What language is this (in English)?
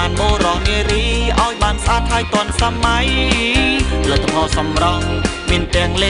Thai